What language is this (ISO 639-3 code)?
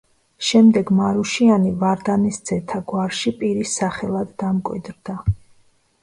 kat